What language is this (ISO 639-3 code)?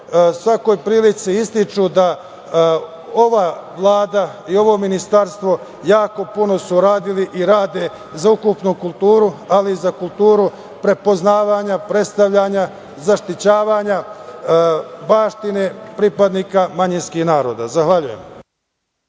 srp